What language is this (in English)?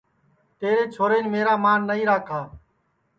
Sansi